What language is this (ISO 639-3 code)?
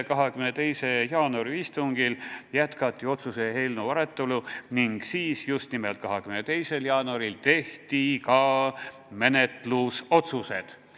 est